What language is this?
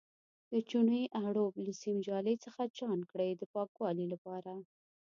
Pashto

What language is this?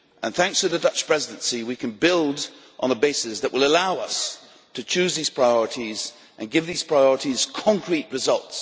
English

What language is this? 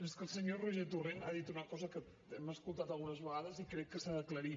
Catalan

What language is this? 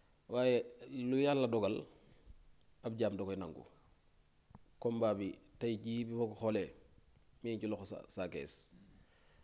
Arabic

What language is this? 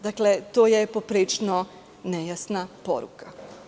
Serbian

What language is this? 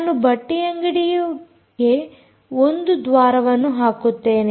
Kannada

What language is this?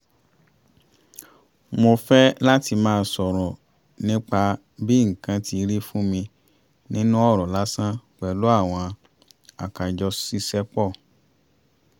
Yoruba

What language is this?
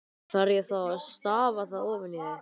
Icelandic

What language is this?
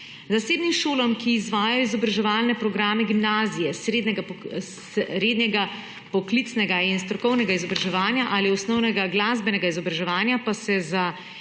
Slovenian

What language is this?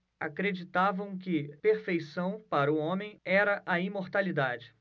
Portuguese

